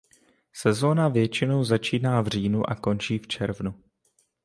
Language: Czech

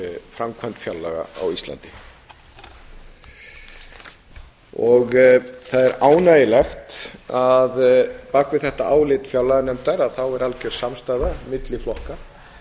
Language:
Icelandic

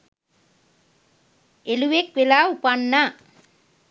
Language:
Sinhala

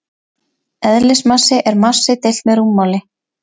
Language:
Icelandic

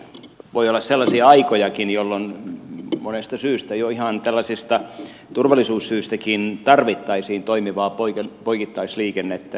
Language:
Finnish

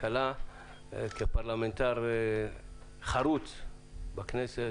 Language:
Hebrew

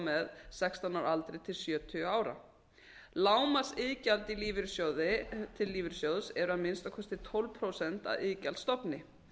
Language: Icelandic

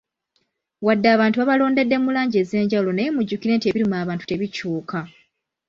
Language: Ganda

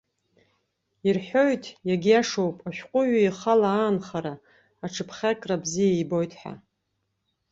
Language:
Abkhazian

